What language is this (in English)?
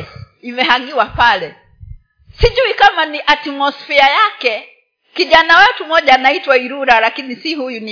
Swahili